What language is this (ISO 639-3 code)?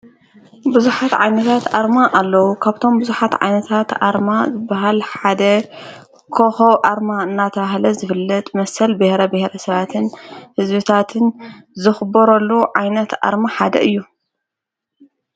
tir